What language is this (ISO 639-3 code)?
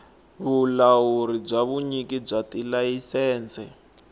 tso